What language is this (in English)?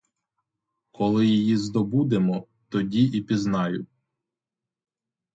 Ukrainian